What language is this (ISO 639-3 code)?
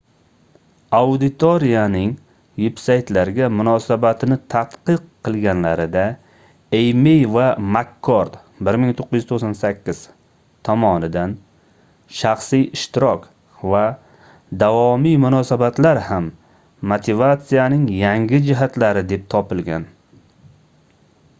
uzb